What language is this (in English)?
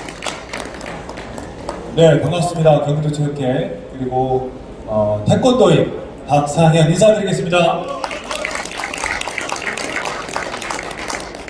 Korean